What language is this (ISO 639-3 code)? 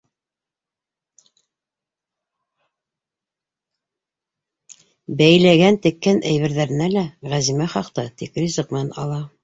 bak